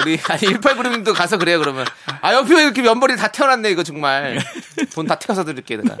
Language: Korean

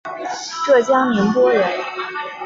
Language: Chinese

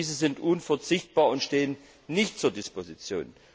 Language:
German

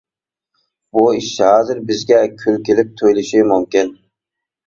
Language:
Uyghur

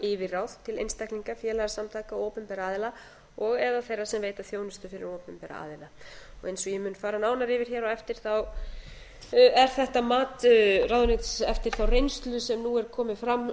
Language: Icelandic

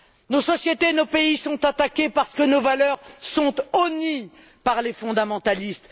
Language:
French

